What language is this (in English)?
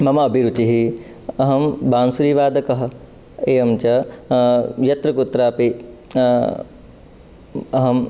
Sanskrit